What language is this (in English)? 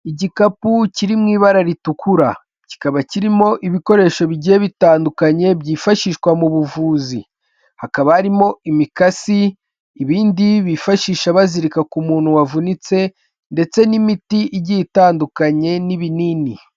Kinyarwanda